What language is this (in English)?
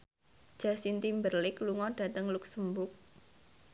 Javanese